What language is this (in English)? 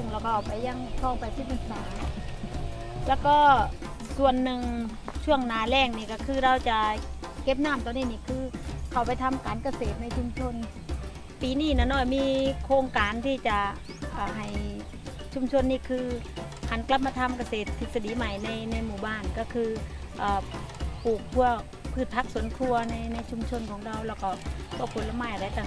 Thai